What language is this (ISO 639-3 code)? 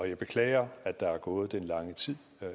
dan